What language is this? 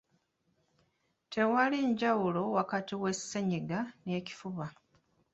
Ganda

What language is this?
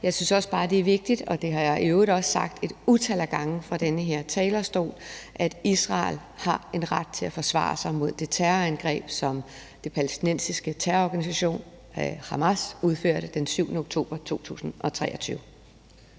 Danish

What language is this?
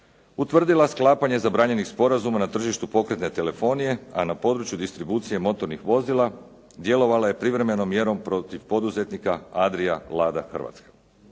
Croatian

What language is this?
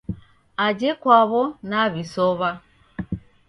Taita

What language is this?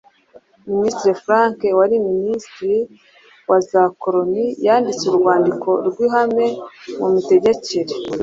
Kinyarwanda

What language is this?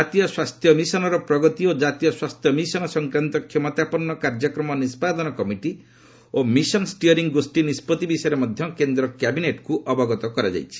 Odia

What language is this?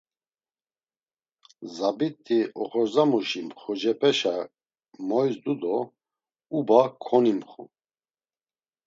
Laz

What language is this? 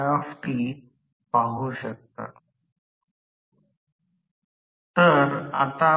Marathi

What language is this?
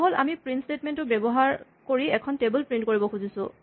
Assamese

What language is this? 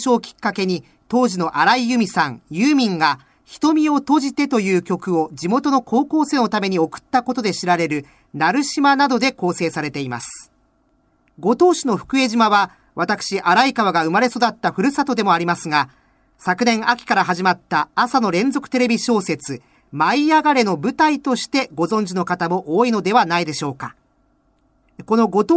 Japanese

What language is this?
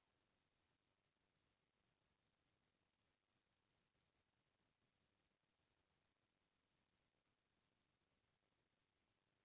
Chhattisgarhi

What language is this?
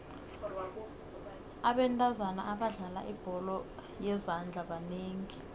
South Ndebele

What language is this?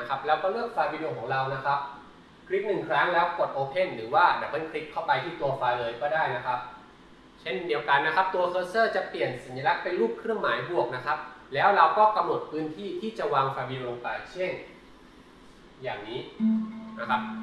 Thai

